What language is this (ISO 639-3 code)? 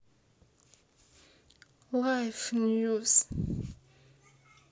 rus